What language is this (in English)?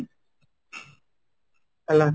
Odia